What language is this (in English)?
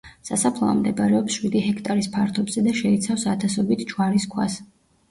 Georgian